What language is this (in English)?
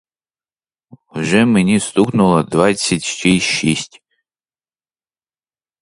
Ukrainian